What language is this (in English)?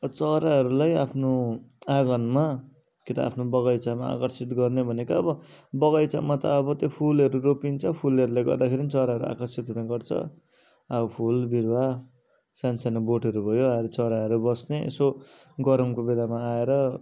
Nepali